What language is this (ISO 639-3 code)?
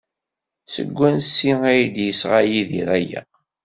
kab